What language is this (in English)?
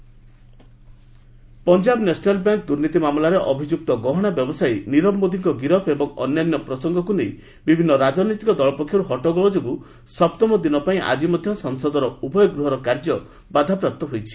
Odia